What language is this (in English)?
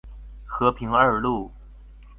Chinese